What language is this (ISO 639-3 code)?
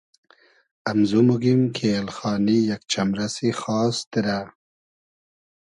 haz